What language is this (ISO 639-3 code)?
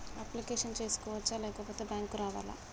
tel